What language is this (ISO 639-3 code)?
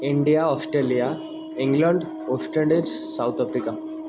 ori